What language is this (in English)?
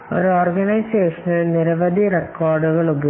Malayalam